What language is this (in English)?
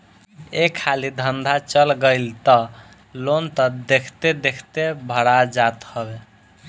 Bhojpuri